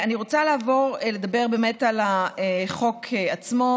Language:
Hebrew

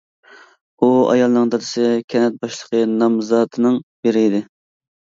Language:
Uyghur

